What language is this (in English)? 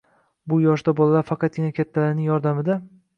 Uzbek